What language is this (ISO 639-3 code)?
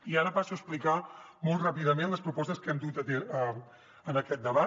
cat